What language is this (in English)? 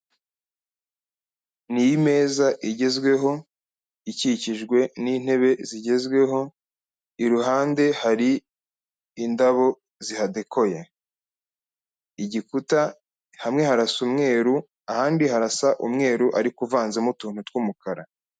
Kinyarwanda